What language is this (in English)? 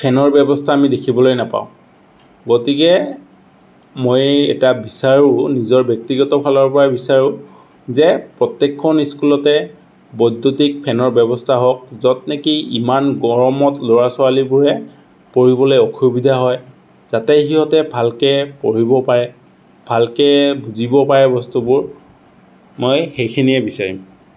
Assamese